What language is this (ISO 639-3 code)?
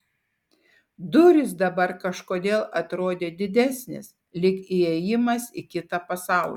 lit